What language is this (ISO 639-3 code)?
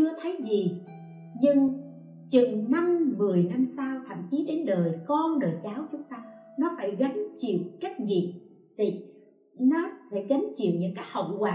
vie